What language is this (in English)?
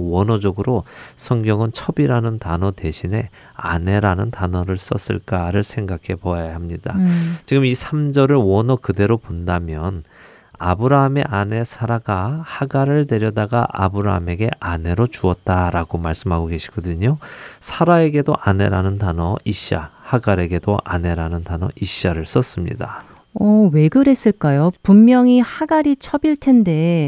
Korean